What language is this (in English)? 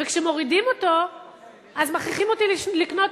Hebrew